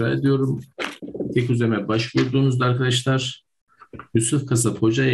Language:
Turkish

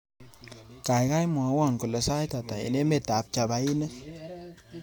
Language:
Kalenjin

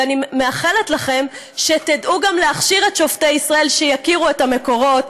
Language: Hebrew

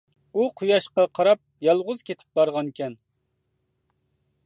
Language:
Uyghur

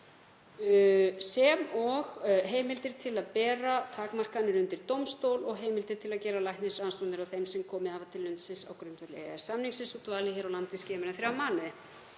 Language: Icelandic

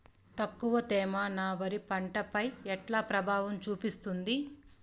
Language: Telugu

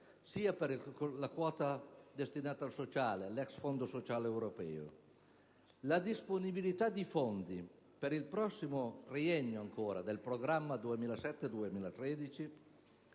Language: Italian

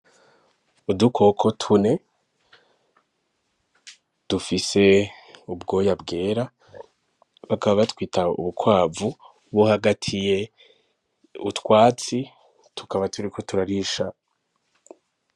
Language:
Rundi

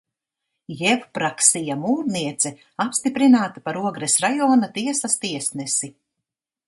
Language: Latvian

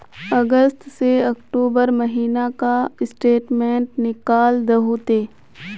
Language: Magahi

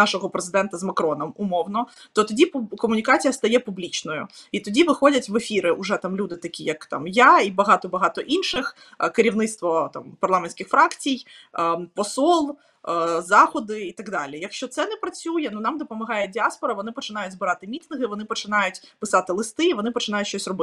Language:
Ukrainian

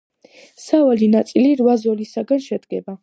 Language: Georgian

